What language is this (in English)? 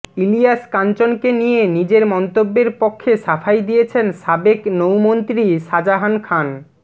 Bangla